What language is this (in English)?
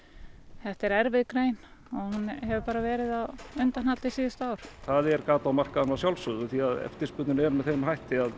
Icelandic